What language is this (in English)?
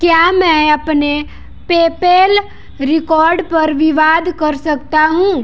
Hindi